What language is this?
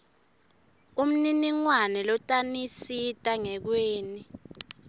Swati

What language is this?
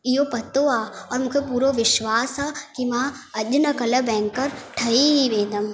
Sindhi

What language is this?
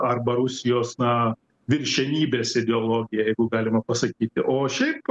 Lithuanian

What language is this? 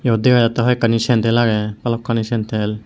Chakma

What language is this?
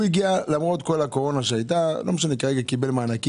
Hebrew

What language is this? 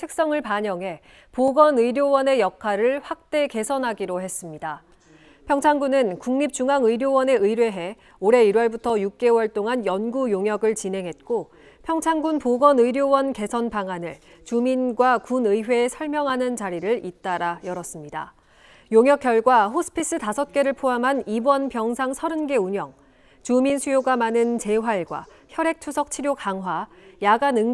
Korean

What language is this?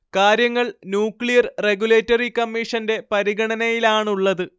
Malayalam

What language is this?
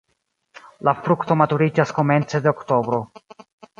Esperanto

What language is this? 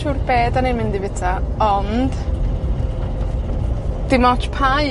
Welsh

